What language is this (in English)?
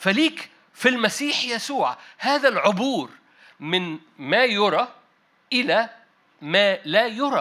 Arabic